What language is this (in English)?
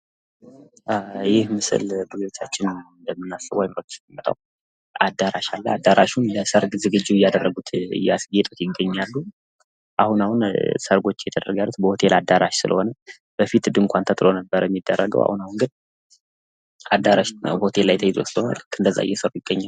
Amharic